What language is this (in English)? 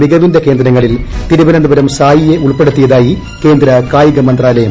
Malayalam